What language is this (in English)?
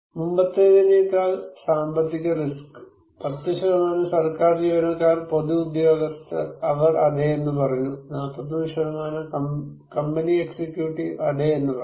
Malayalam